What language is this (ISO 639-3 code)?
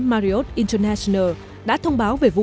vie